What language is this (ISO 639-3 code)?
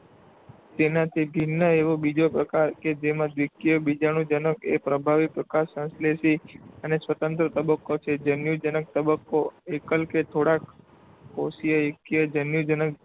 guj